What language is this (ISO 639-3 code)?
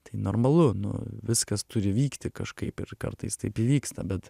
lit